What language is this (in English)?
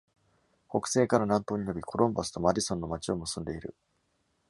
Japanese